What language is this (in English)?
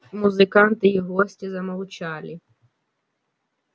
Russian